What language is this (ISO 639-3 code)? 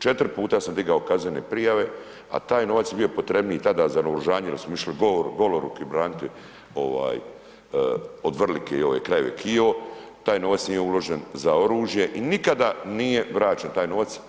hrv